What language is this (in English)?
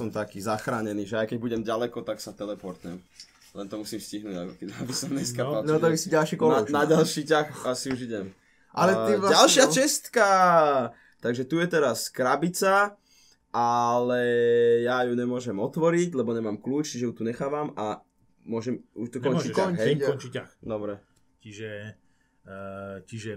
Slovak